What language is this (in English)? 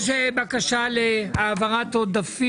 Hebrew